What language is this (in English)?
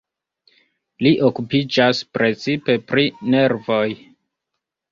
Esperanto